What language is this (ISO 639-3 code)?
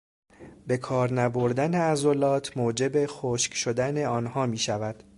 fas